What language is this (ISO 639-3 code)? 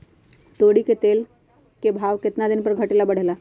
mag